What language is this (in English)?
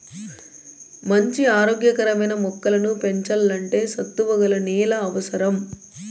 Telugu